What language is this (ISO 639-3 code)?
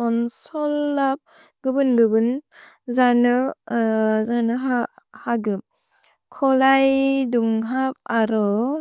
brx